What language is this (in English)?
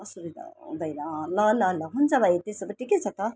Nepali